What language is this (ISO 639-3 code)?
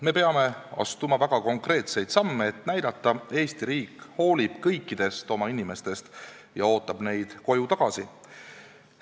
est